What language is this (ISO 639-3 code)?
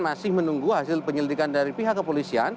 ind